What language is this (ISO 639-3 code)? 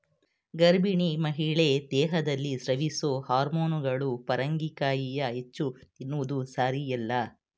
kan